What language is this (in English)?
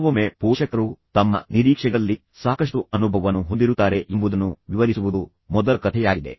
Kannada